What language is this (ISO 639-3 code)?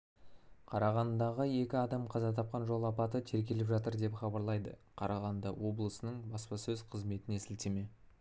kaz